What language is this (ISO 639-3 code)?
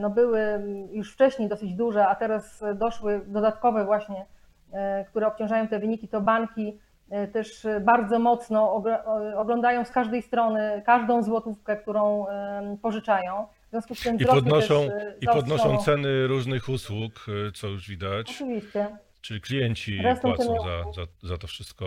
pol